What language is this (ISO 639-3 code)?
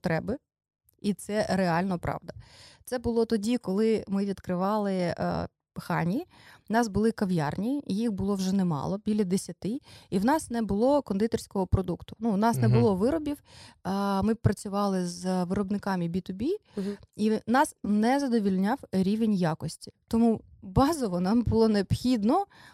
ukr